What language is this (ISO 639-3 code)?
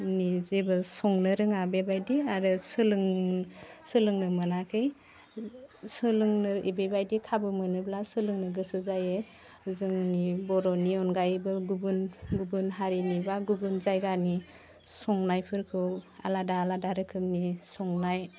brx